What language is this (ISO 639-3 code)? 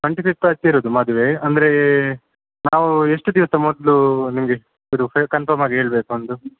kan